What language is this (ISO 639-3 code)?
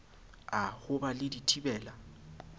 sot